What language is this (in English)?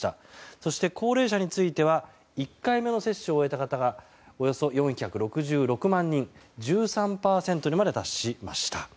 Japanese